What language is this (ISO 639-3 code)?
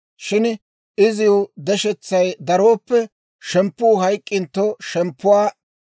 dwr